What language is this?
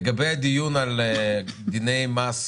Hebrew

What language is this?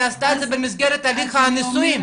Hebrew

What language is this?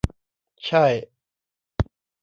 Thai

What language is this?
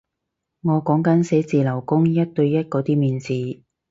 Cantonese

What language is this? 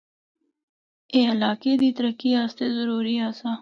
Northern Hindko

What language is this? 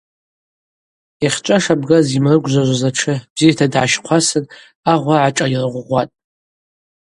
Abaza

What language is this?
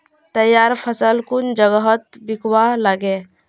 Magahi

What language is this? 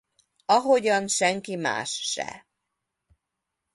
Hungarian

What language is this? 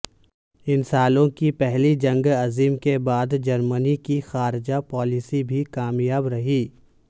Urdu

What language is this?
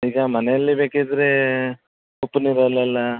Kannada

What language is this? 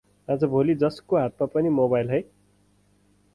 Nepali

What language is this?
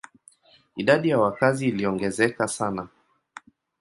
Swahili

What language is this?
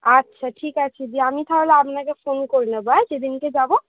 Bangla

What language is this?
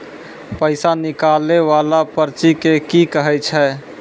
Maithili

